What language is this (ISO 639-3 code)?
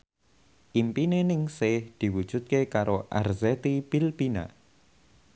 jav